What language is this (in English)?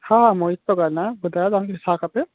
Sindhi